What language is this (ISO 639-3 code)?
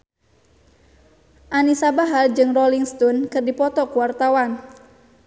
sun